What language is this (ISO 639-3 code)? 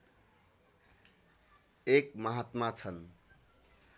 nep